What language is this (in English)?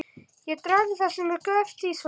Icelandic